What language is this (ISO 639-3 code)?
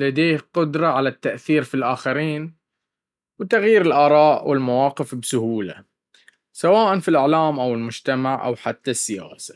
abv